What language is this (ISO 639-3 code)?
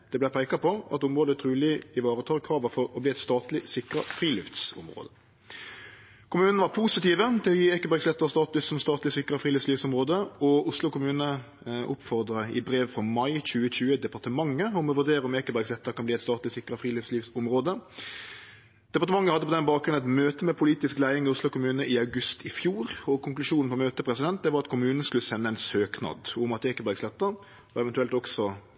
nno